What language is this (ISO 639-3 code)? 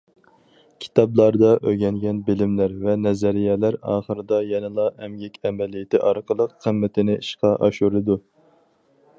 uig